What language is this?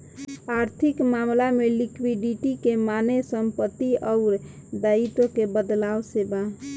Bhojpuri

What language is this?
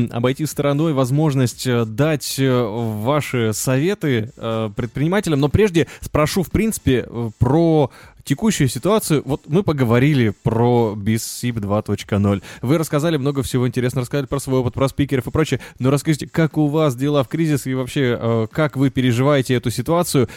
Russian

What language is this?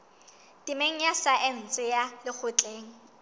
Southern Sotho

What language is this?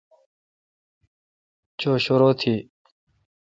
Kalkoti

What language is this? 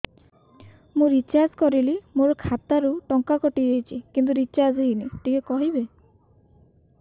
Odia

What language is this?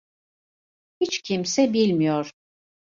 Turkish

